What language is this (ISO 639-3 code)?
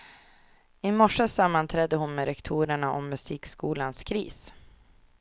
swe